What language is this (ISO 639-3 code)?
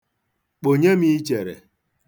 ibo